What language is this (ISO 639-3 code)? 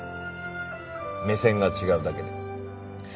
jpn